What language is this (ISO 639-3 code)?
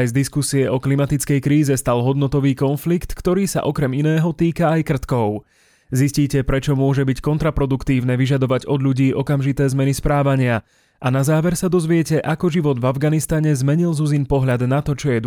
slk